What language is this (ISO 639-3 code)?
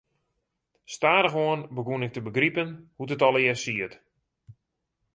fry